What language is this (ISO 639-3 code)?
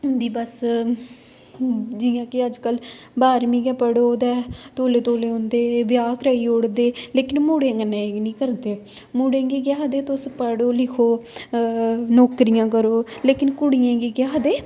doi